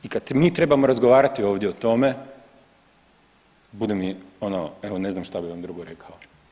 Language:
Croatian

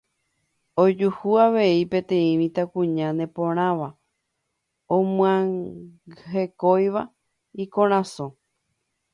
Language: Guarani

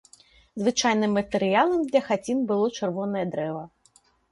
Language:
Belarusian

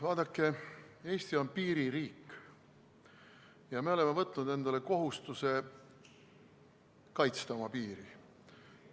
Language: Estonian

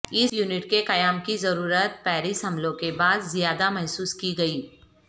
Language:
Urdu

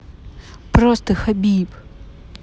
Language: Russian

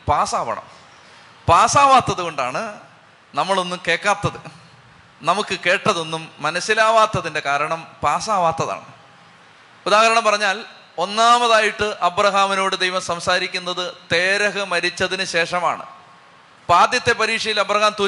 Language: Malayalam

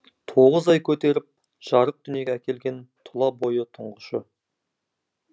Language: Kazakh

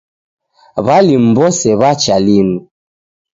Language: Taita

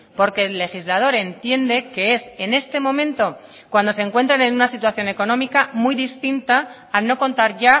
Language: Spanish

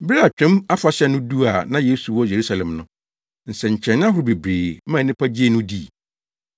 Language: Akan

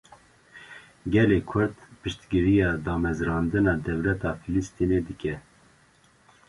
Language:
Kurdish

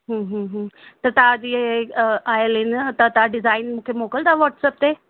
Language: Sindhi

